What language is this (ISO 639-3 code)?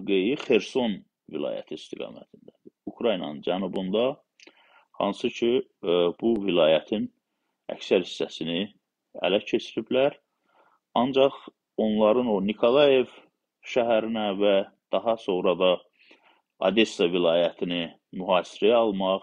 tur